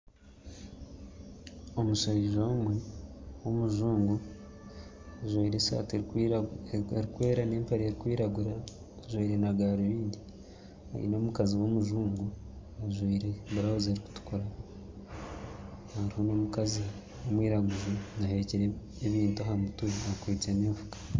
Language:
Nyankole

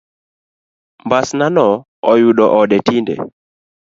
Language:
Luo (Kenya and Tanzania)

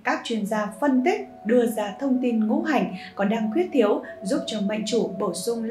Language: Vietnamese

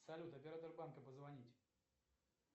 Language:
Russian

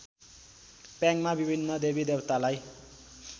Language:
Nepali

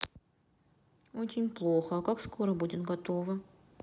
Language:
Russian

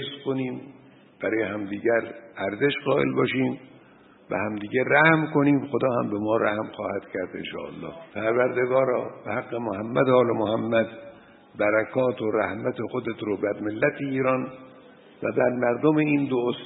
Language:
Persian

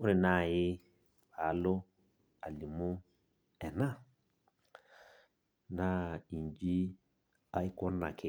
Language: Masai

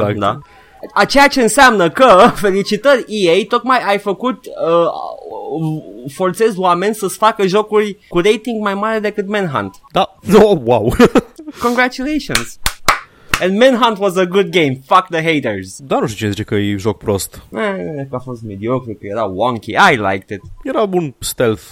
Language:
Romanian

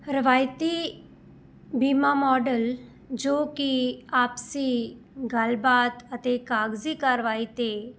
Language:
Punjabi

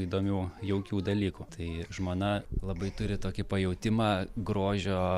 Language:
Lithuanian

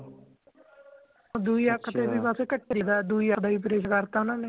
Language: Punjabi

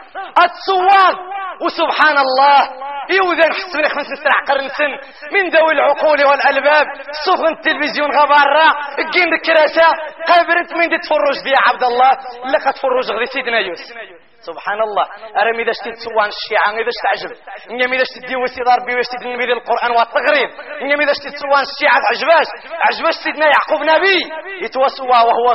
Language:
Arabic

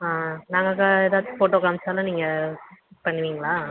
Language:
Tamil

